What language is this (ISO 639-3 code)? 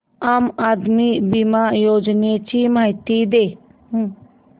mar